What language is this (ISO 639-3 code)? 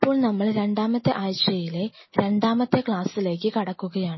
mal